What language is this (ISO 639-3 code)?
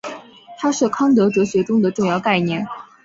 zho